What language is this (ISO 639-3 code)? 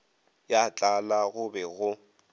nso